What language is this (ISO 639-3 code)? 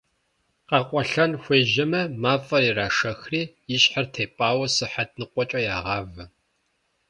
kbd